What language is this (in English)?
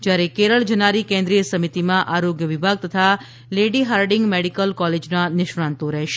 Gujarati